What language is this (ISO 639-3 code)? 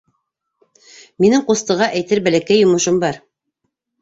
bak